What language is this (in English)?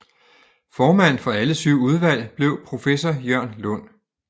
Danish